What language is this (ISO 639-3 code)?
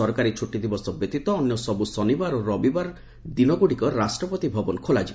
ori